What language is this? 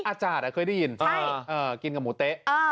Thai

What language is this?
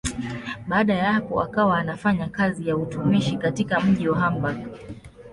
Swahili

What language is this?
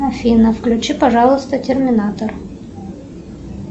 Russian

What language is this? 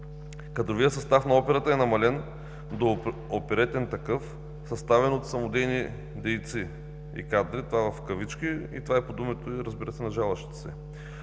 Bulgarian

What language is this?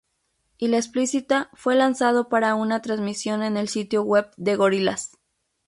Spanish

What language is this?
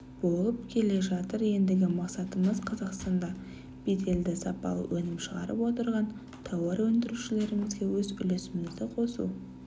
Kazakh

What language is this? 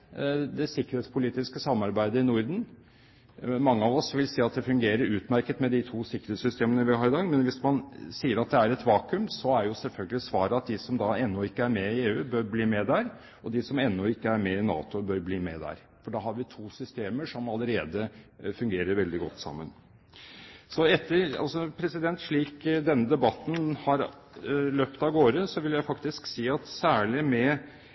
Norwegian Bokmål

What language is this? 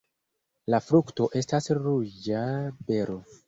Esperanto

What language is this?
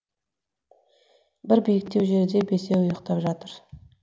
Kazakh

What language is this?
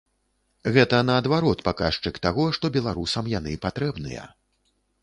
Belarusian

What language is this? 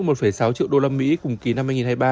Vietnamese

